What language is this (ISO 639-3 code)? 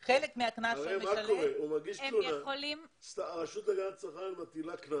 heb